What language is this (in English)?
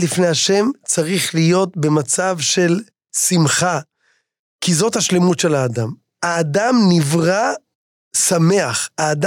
Hebrew